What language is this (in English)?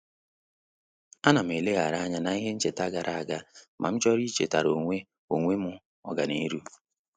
Igbo